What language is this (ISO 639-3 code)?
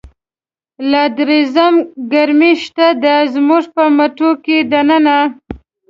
pus